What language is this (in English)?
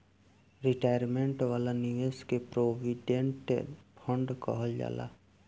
Bhojpuri